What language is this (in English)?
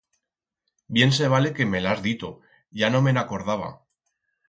Aragonese